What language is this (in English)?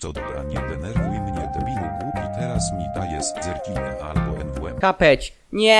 Polish